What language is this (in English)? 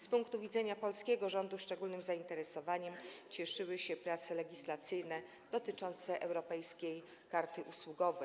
Polish